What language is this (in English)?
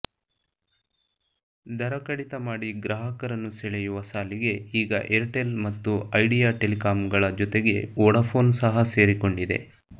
Kannada